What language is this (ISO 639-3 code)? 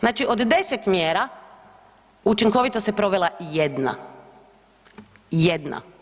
hrv